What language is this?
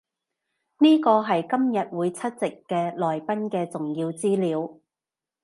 Cantonese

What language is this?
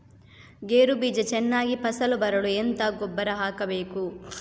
Kannada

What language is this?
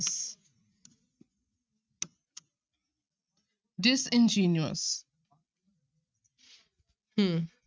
Punjabi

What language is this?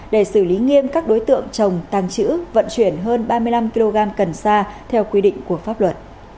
Vietnamese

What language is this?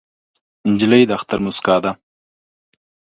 Pashto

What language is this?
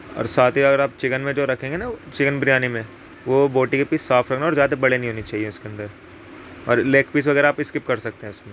Urdu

